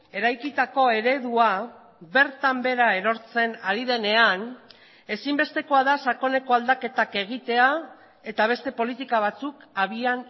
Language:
Basque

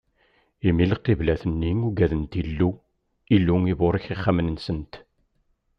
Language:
Kabyle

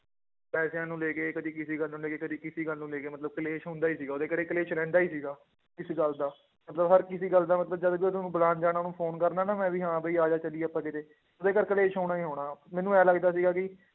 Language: Punjabi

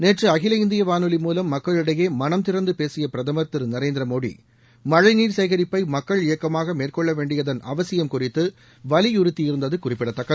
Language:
Tamil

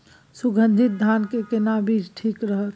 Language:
Maithili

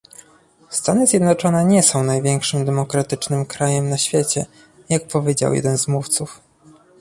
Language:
Polish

